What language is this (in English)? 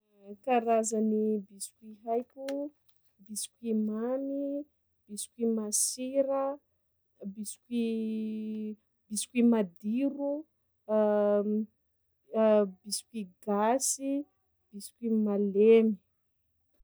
Sakalava Malagasy